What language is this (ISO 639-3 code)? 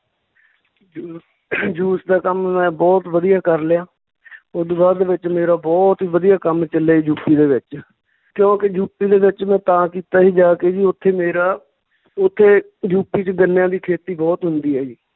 pan